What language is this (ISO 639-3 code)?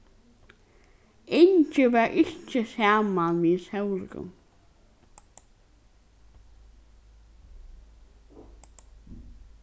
fao